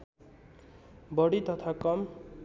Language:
Nepali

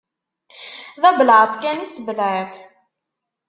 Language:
Kabyle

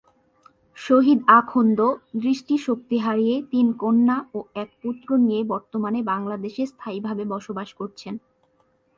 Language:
Bangla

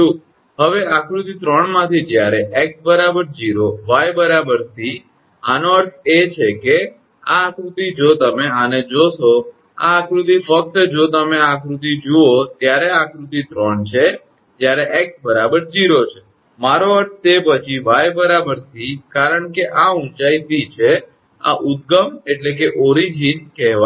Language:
Gujarati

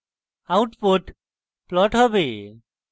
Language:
Bangla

